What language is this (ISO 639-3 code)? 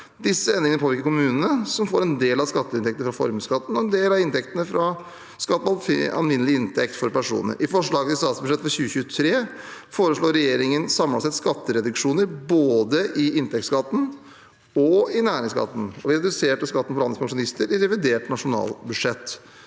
nor